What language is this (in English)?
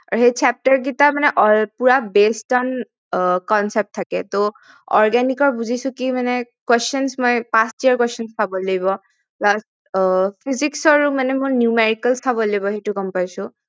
Assamese